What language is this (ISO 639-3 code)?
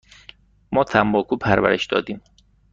fas